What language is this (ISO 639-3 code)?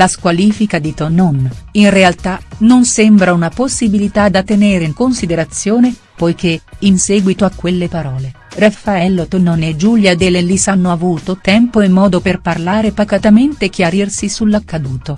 ita